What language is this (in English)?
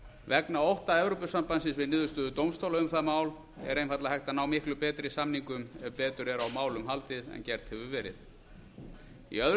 Icelandic